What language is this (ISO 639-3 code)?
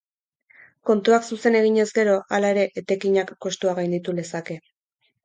eus